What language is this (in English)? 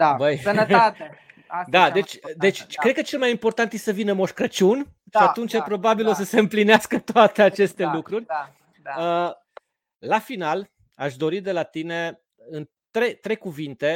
Romanian